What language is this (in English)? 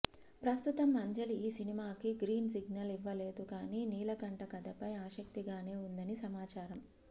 Telugu